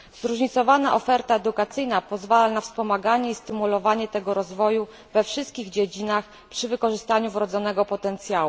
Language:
Polish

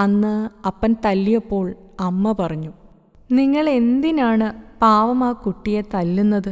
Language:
Malayalam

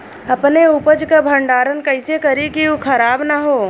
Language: Bhojpuri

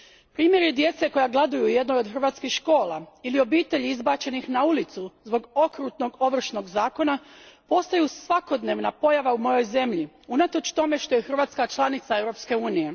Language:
Croatian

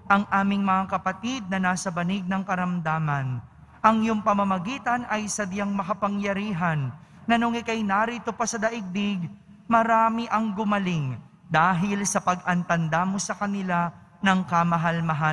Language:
Filipino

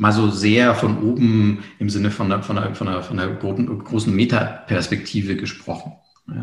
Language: German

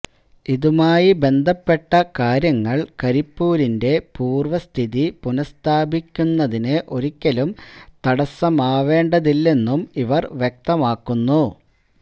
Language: Malayalam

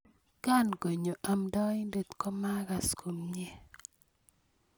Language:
Kalenjin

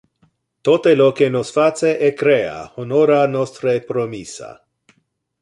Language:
Interlingua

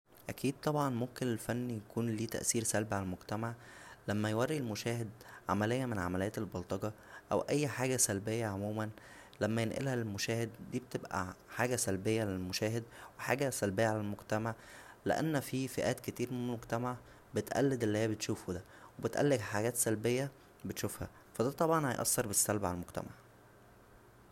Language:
Egyptian Arabic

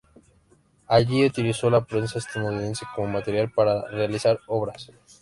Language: Spanish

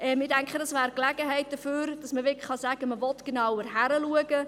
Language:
Swiss German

